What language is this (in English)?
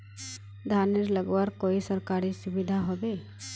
Magahi